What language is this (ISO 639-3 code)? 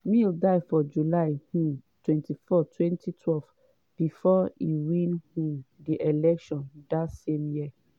pcm